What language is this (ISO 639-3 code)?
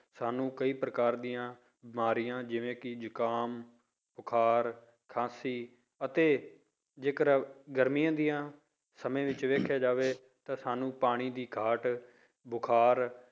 pan